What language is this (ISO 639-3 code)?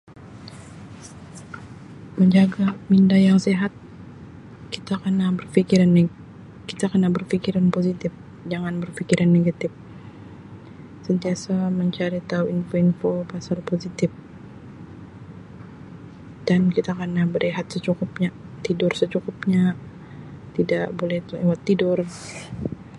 msi